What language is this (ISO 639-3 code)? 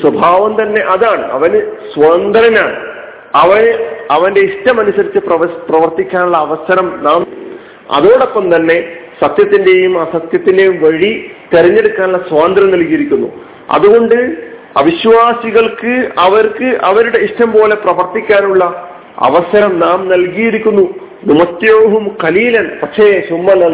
mal